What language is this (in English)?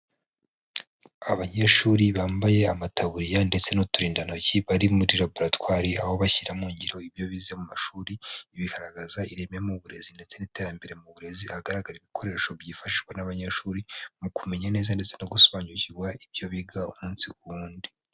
Kinyarwanda